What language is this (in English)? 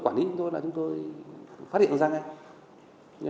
Vietnamese